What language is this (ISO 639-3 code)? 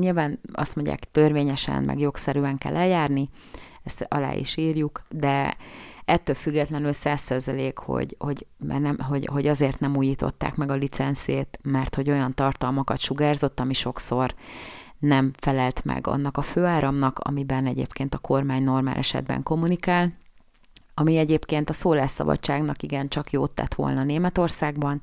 hun